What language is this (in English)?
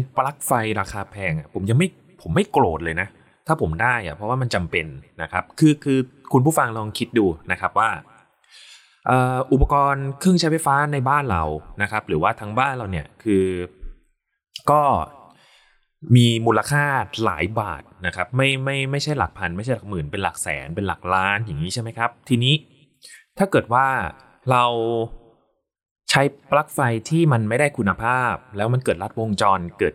Thai